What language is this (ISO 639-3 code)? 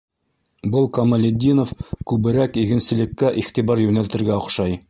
bak